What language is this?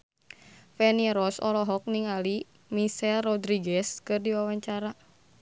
Sundanese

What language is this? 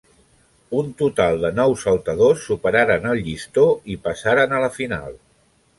Catalan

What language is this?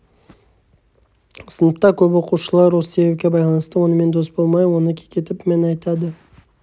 Kazakh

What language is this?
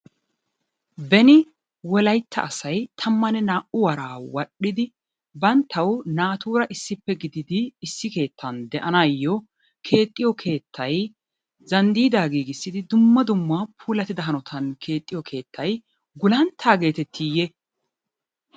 Wolaytta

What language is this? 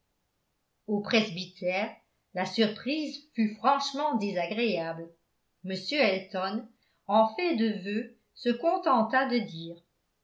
French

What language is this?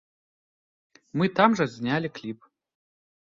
Belarusian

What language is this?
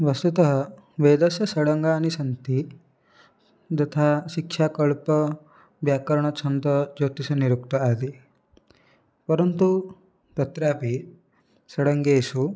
Sanskrit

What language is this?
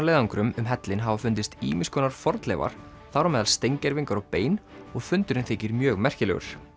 Icelandic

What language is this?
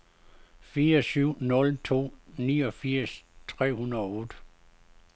Danish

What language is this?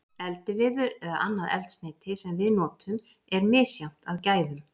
Icelandic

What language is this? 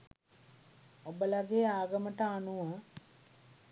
Sinhala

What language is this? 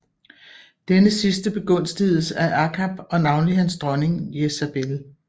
Danish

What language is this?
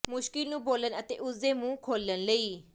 Punjabi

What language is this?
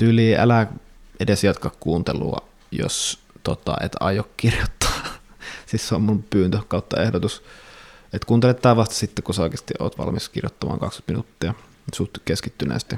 Finnish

